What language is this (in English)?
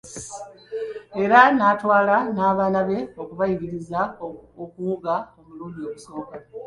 Ganda